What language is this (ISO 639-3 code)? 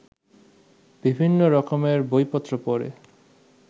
ben